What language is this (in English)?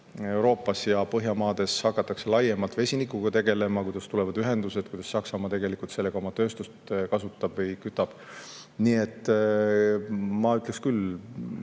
Estonian